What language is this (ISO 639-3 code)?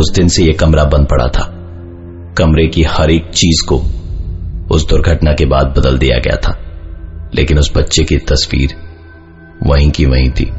hin